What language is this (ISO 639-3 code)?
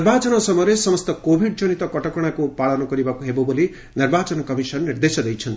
ori